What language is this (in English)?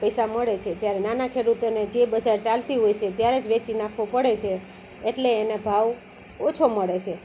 Gujarati